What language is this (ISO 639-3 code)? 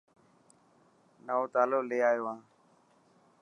mki